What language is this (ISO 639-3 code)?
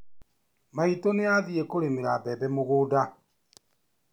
kik